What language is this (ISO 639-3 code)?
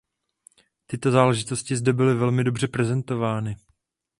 ces